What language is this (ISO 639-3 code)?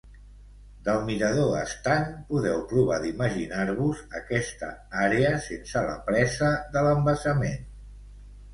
cat